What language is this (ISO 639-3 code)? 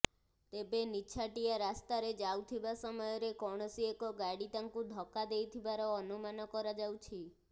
ori